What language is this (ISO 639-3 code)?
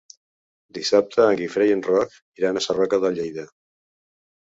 cat